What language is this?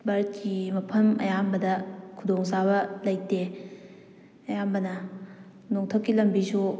Manipuri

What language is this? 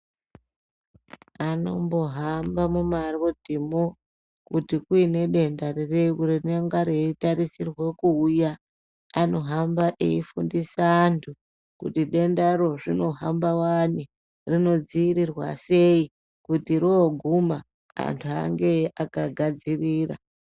Ndau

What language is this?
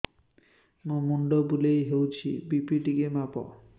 Odia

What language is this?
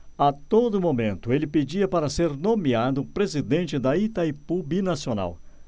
Portuguese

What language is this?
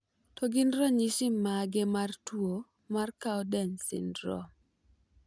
Luo (Kenya and Tanzania)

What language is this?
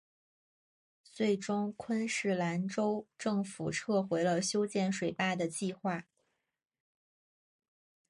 Chinese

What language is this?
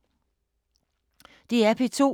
Danish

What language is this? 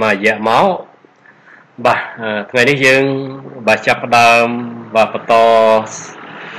Vietnamese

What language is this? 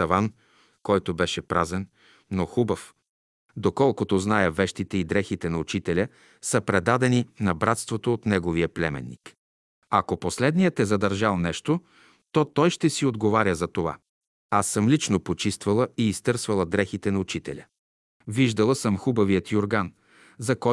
Bulgarian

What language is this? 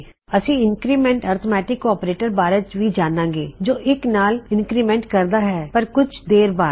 Punjabi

